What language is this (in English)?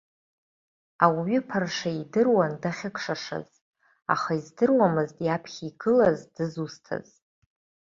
Abkhazian